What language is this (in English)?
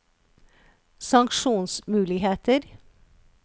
Norwegian